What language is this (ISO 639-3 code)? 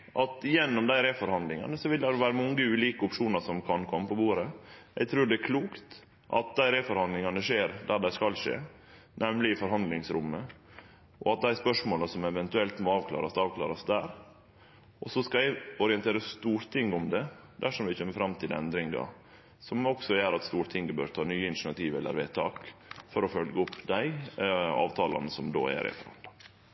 nno